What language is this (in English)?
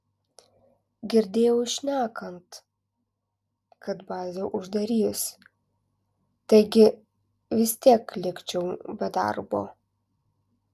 Lithuanian